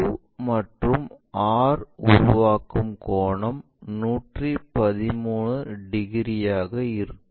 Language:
Tamil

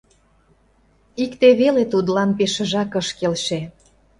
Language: Mari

